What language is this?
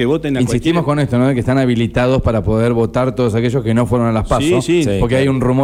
Spanish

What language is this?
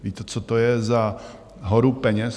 Czech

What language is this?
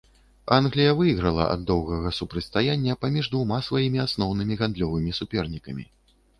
Belarusian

